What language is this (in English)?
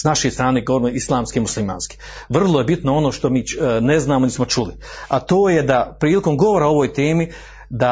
Croatian